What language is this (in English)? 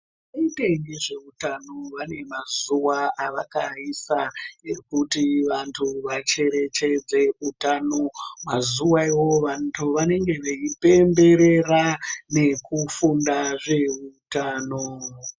Ndau